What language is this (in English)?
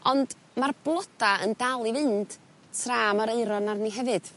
Welsh